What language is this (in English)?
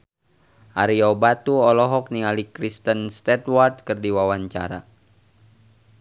Sundanese